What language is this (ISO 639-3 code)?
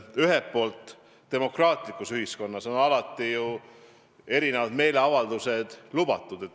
est